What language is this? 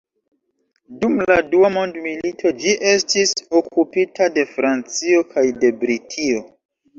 Esperanto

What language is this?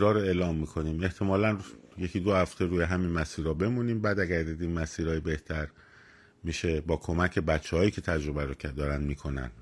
Persian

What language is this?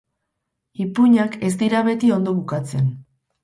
Basque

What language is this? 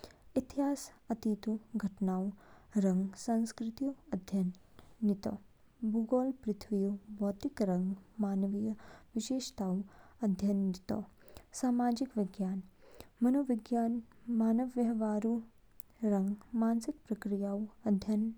Kinnauri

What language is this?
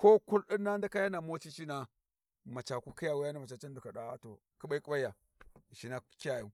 Warji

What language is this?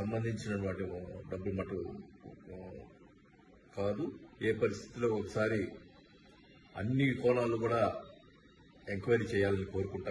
Hindi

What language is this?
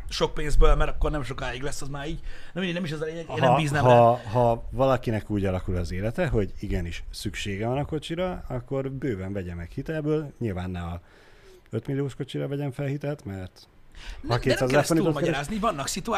Hungarian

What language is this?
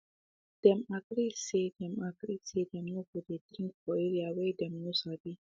Nigerian Pidgin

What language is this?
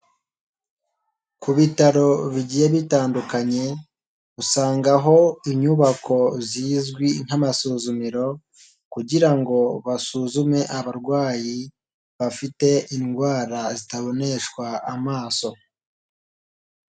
Kinyarwanda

